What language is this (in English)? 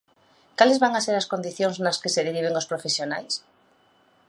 Galician